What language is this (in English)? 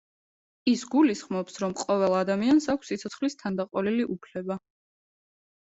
Georgian